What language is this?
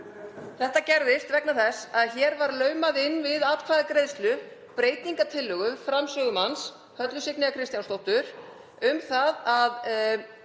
Icelandic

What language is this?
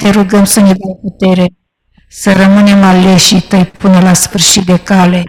Romanian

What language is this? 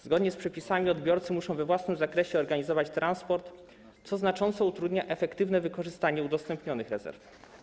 Polish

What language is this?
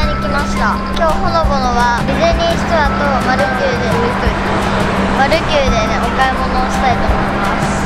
Japanese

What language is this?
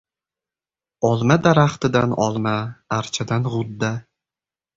Uzbek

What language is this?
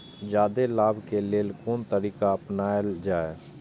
Maithili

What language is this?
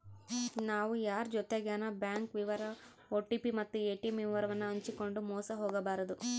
Kannada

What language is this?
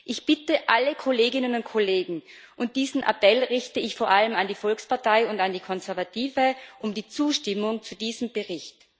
German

